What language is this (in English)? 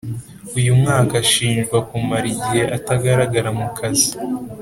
Kinyarwanda